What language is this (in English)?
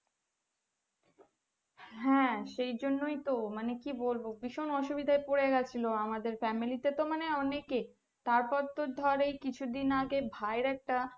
Bangla